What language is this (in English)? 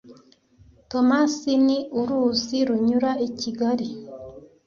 Kinyarwanda